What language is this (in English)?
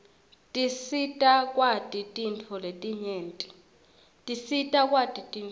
Swati